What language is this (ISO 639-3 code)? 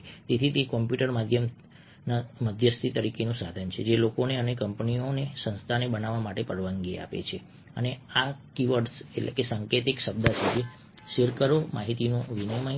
guj